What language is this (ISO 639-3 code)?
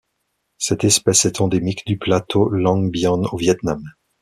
fra